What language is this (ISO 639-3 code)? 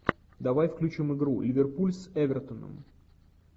rus